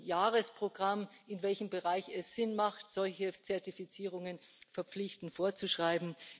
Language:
German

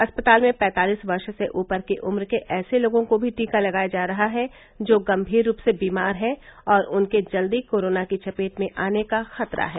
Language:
Hindi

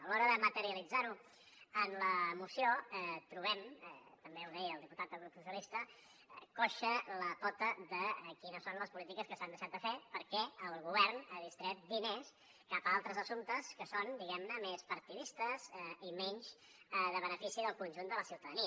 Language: Catalan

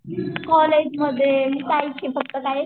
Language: Marathi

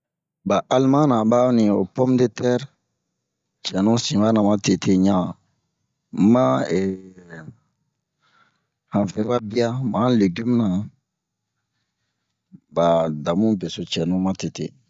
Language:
Bomu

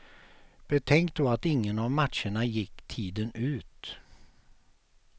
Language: Swedish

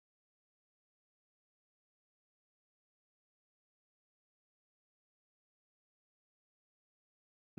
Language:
German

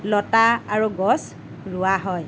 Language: Assamese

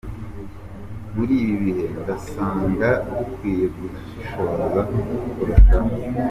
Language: Kinyarwanda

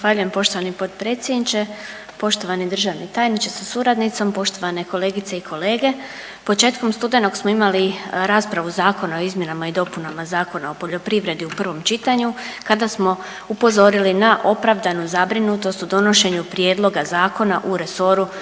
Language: Croatian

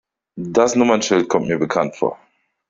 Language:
German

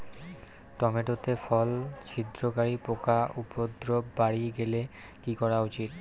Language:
Bangla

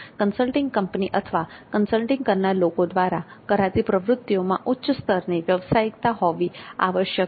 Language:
Gujarati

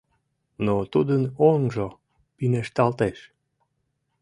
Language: Mari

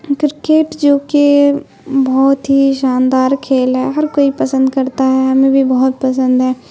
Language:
Urdu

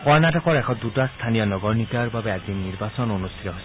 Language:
Assamese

